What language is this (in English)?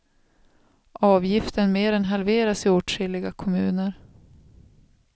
Swedish